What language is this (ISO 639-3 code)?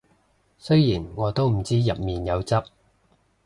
yue